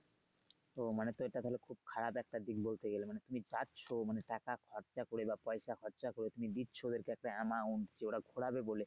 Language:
Bangla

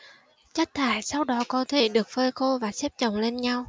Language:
Vietnamese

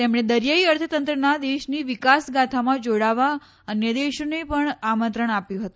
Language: Gujarati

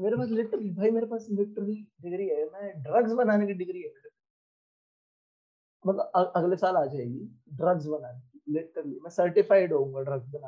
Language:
Hindi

